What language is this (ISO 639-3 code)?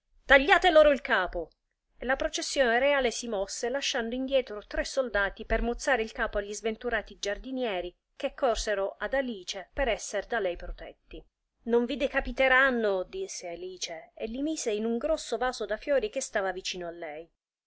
ita